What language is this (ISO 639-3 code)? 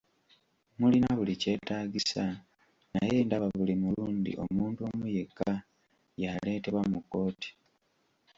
lug